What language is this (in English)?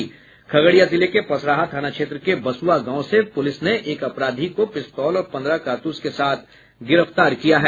Hindi